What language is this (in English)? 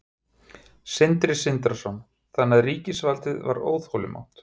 Icelandic